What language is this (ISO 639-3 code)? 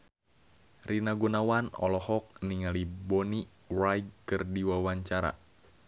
sun